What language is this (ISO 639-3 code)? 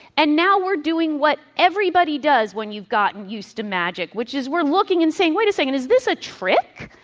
eng